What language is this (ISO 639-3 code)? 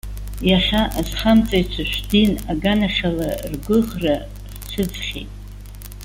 abk